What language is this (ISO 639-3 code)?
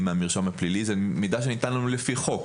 heb